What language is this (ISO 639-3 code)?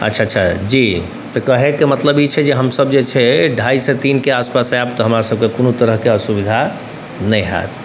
mai